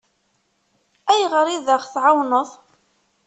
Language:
Kabyle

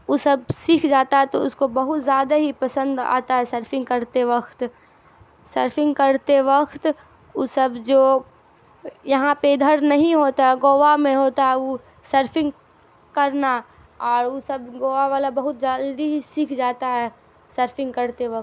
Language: Urdu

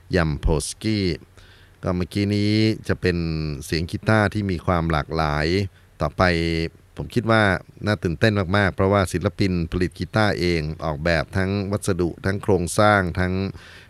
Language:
Thai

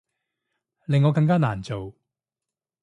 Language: Cantonese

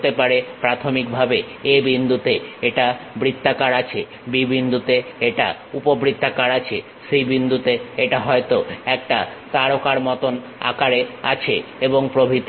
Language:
Bangla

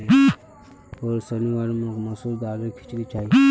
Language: Magahi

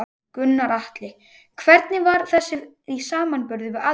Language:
Icelandic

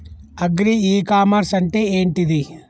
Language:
Telugu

